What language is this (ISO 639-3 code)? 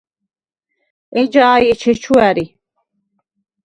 sva